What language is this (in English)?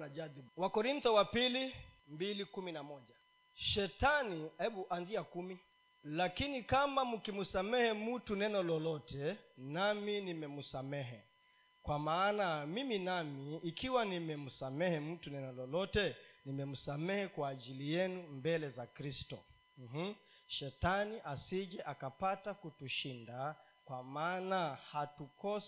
Swahili